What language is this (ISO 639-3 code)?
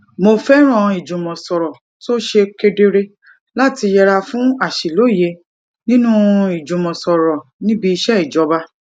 yor